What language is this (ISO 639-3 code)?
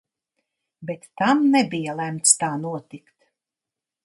lav